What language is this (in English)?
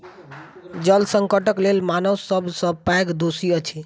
Maithili